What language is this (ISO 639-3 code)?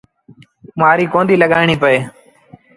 sbn